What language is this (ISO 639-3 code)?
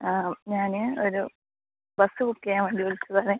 mal